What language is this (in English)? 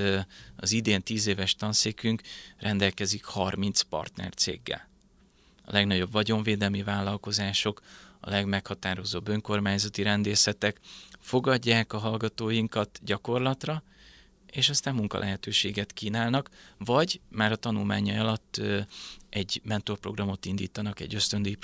Hungarian